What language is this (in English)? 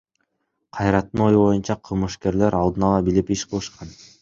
Kyrgyz